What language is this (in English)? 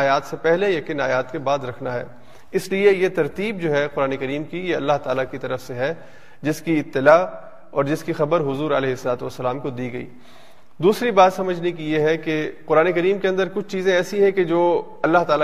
Urdu